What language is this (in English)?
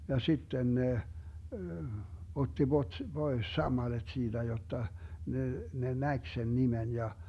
Finnish